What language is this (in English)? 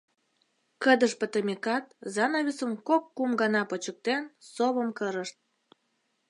Mari